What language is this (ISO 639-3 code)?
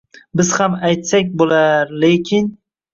uzb